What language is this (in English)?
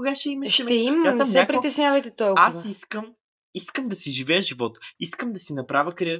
Bulgarian